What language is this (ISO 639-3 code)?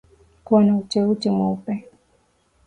swa